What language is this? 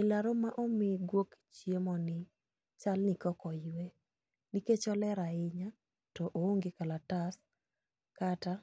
Luo (Kenya and Tanzania)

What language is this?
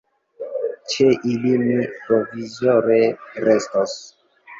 Esperanto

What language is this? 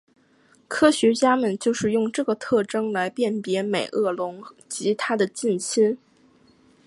Chinese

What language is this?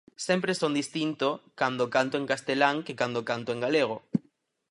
Galician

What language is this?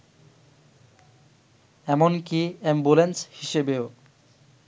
Bangla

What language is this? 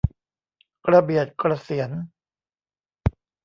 Thai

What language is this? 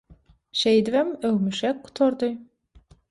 Turkmen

